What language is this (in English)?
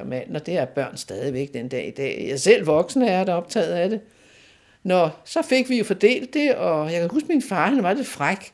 Danish